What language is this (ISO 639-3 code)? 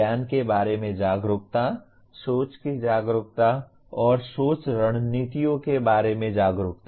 hin